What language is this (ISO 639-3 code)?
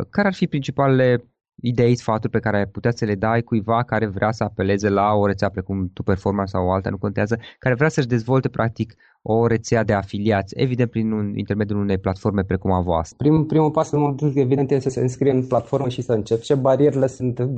ron